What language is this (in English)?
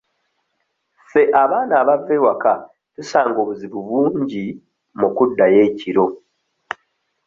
Ganda